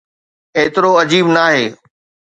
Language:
Sindhi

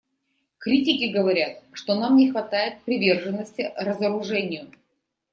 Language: Russian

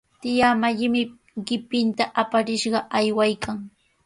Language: Sihuas Ancash Quechua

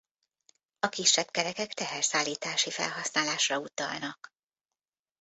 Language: Hungarian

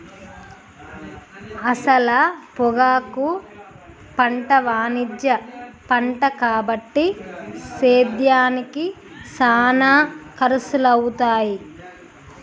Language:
Telugu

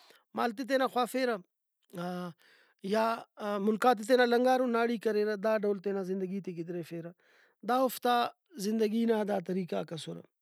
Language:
Brahui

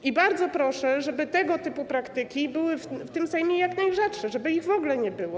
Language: Polish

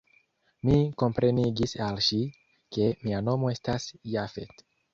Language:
Esperanto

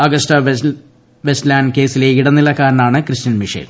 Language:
Malayalam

